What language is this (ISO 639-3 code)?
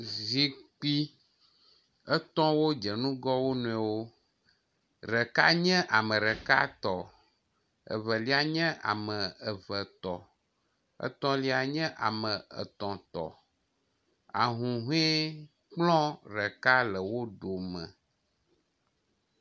ewe